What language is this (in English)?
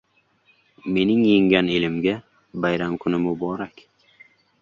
Uzbek